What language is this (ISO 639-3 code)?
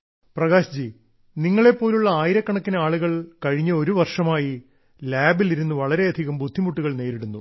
mal